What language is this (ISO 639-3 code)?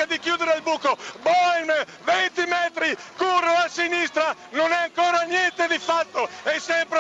ita